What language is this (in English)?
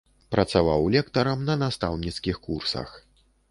Belarusian